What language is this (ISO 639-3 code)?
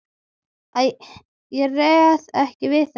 isl